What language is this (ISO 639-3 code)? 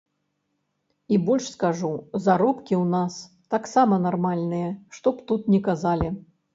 bel